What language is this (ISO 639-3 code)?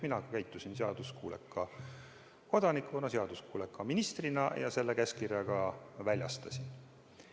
est